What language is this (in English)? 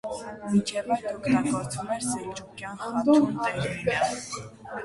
Armenian